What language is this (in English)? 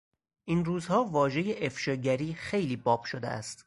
Persian